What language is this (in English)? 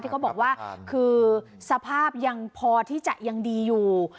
Thai